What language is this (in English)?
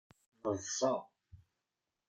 Kabyle